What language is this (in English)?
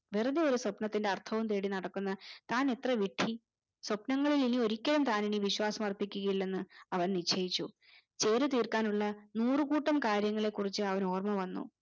Malayalam